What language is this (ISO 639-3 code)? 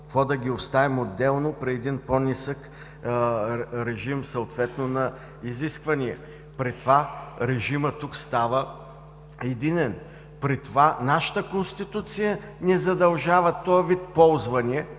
bul